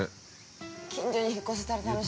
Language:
Japanese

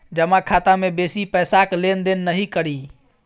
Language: Maithili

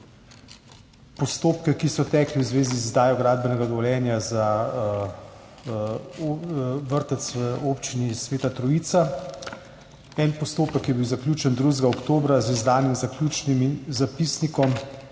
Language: Slovenian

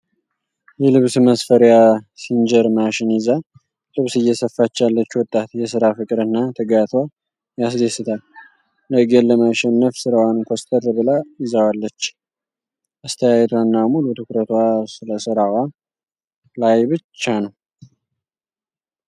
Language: Amharic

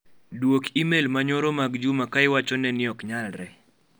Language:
Luo (Kenya and Tanzania)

